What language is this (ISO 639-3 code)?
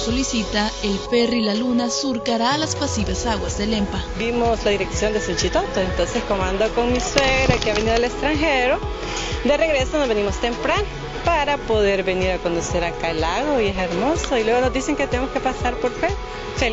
spa